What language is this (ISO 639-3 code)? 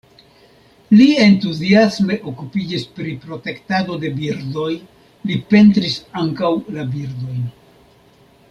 epo